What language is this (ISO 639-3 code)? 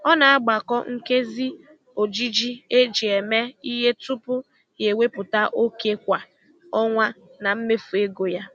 ibo